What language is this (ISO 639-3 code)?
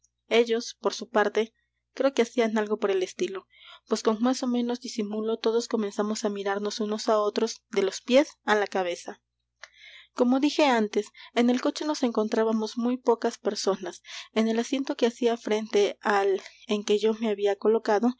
spa